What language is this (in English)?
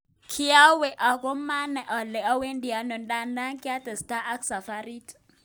Kalenjin